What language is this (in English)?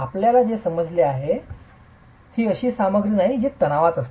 Marathi